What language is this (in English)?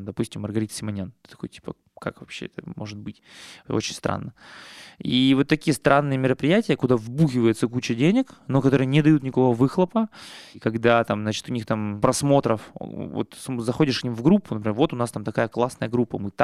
Russian